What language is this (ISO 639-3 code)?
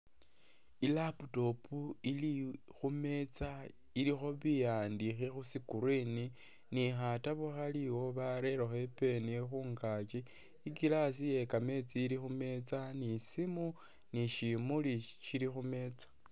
myx